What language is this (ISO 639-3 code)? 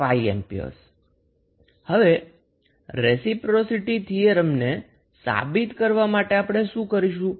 guj